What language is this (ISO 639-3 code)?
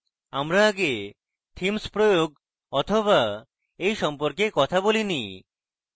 ben